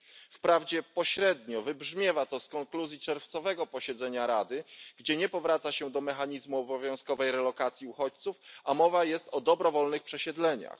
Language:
Polish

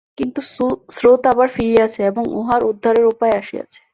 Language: Bangla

